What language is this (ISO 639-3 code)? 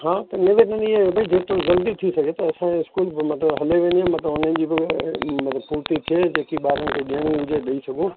snd